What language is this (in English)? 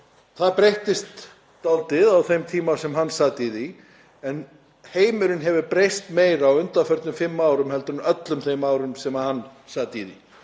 Icelandic